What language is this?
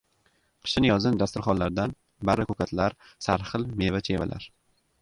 Uzbek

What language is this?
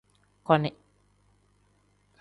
Tem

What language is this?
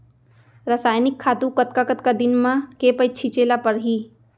Chhattisgarhi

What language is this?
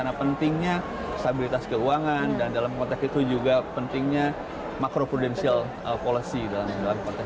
Indonesian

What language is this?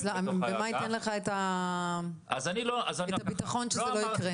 Hebrew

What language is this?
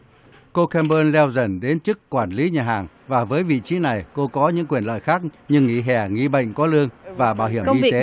Vietnamese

